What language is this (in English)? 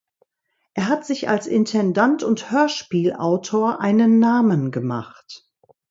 German